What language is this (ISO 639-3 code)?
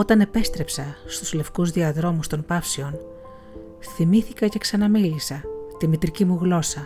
ell